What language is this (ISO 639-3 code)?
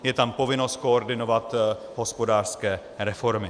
ces